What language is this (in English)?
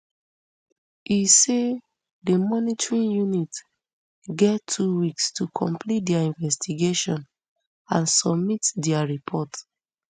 Nigerian Pidgin